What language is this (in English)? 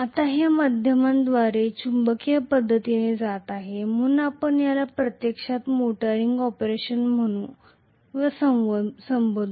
Marathi